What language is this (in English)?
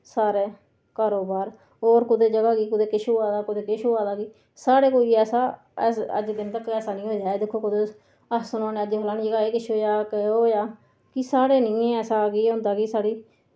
Dogri